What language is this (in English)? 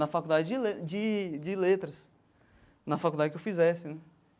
Portuguese